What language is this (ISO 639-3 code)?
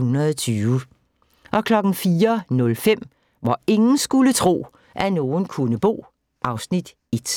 dan